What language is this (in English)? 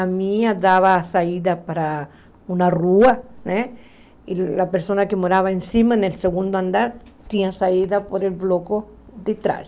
Portuguese